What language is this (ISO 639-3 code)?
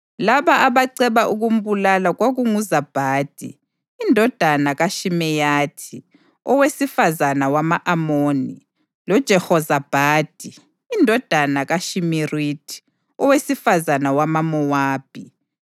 nde